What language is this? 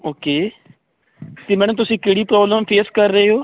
Punjabi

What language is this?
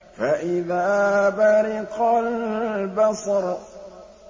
Arabic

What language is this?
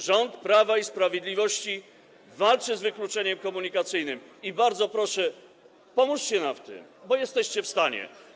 Polish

